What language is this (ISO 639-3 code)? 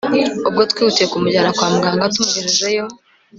kin